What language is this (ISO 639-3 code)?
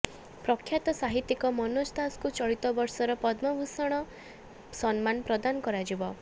ori